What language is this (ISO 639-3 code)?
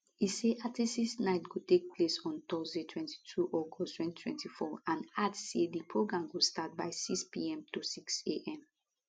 pcm